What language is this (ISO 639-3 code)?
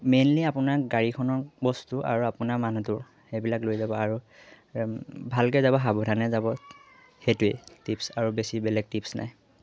asm